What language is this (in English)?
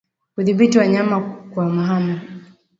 Swahili